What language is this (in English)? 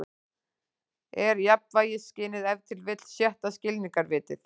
Icelandic